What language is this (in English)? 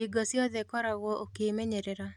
Kikuyu